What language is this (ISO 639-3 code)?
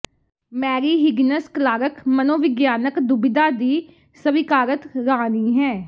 pan